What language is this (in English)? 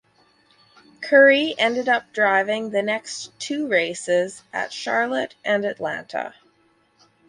English